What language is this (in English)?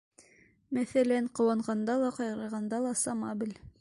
Bashkir